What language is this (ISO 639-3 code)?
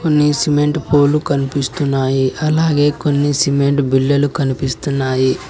tel